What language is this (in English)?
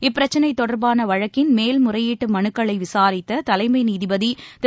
Tamil